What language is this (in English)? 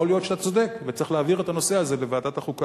Hebrew